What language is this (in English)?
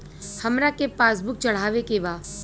Bhojpuri